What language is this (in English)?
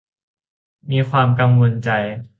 Thai